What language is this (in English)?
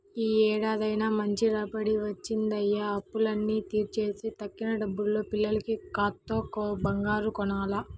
Telugu